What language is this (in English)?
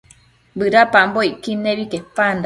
Matsés